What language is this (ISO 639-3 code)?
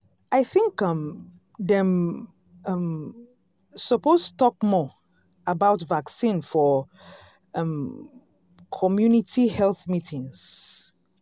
pcm